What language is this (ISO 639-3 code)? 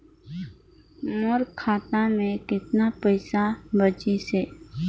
hne